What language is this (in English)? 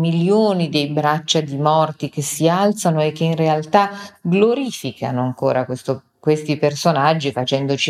Italian